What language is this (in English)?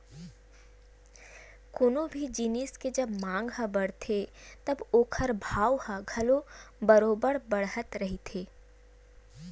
Chhattisgarhi